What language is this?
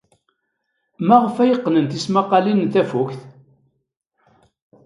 Kabyle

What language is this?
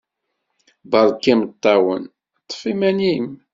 Kabyle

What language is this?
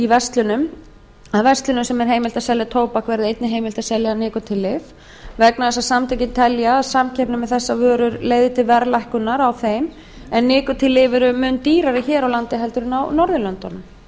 Icelandic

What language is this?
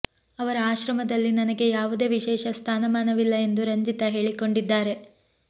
Kannada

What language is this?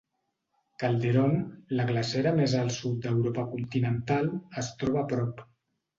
Catalan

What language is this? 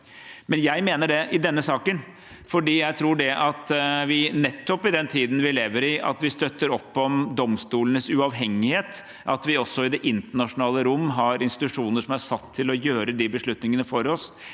Norwegian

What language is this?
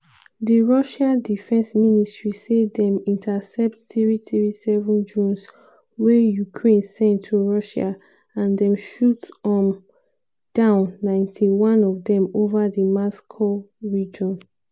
Nigerian Pidgin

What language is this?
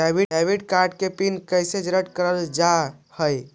Magahi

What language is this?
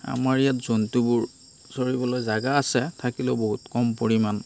Assamese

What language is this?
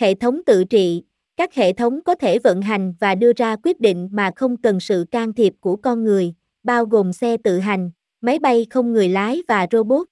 Vietnamese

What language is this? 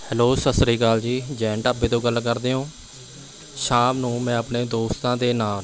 Punjabi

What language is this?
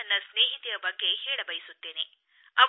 Kannada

